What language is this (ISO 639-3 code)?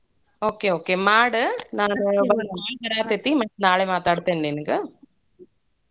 kan